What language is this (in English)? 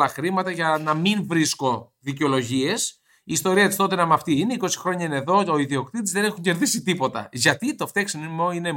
Greek